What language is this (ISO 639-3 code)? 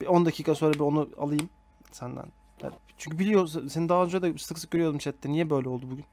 tur